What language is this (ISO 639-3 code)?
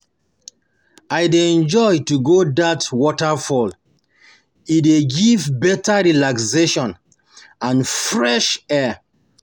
pcm